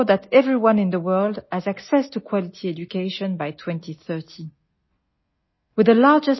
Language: Assamese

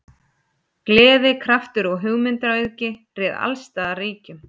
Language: Icelandic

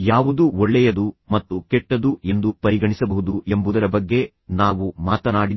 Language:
Kannada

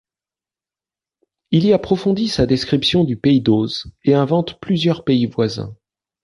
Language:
French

